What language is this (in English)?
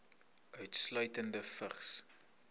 Afrikaans